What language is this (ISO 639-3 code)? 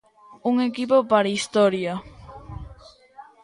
glg